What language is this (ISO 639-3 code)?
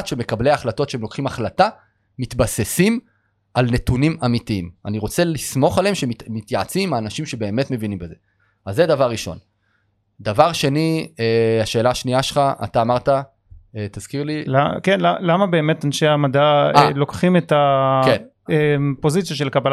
heb